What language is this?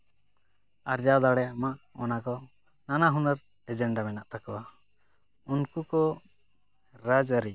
Santali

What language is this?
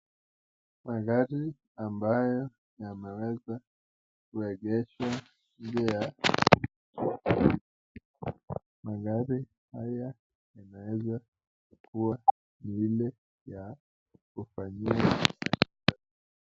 Swahili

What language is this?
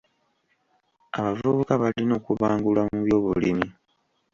Ganda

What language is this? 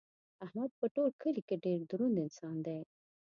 Pashto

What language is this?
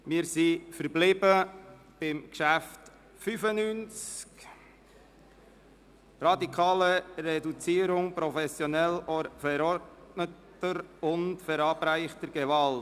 Swiss German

